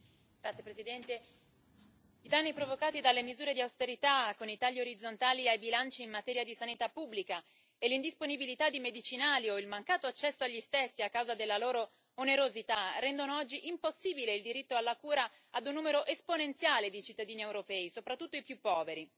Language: Italian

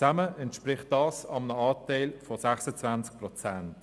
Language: Swiss German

